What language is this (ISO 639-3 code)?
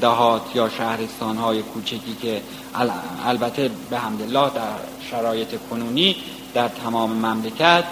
fas